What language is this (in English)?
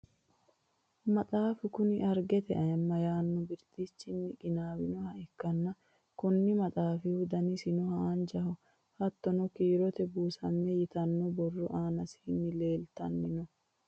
Sidamo